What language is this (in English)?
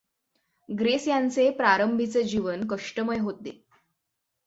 Marathi